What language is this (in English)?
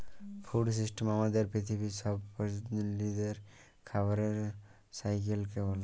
Bangla